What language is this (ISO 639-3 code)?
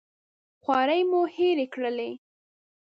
pus